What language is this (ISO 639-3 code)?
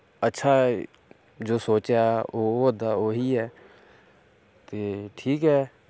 doi